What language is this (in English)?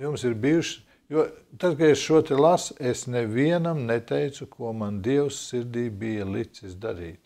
Latvian